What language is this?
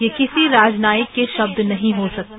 Hindi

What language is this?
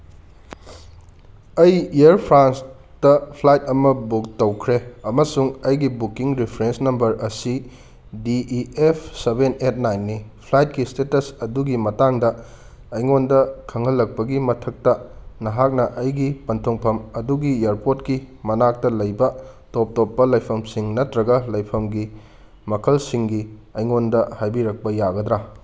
Manipuri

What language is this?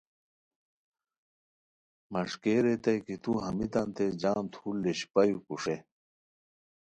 Khowar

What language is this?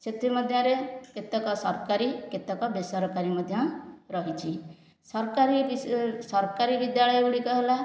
Odia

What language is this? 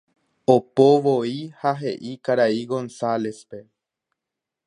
Guarani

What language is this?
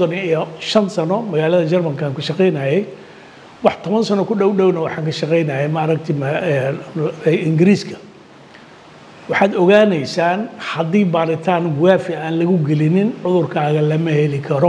Arabic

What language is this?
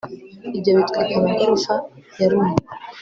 Kinyarwanda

